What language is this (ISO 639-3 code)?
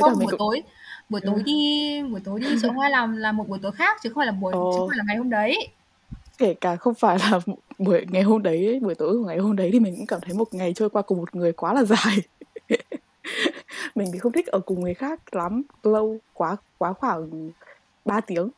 vie